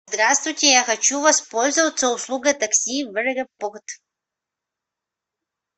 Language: Russian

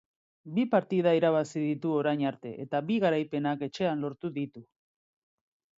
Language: Basque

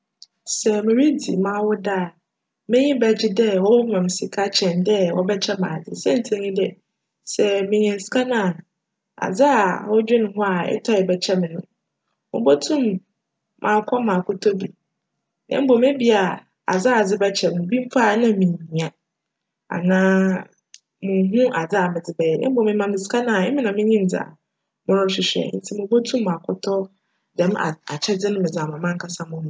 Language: Akan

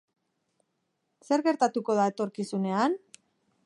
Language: Basque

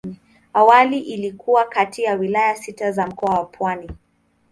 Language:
Swahili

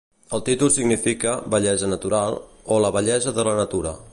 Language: Catalan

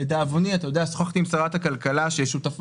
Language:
Hebrew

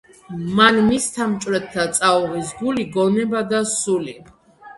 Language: Georgian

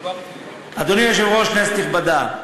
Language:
Hebrew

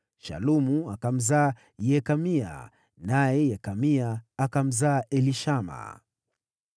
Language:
Swahili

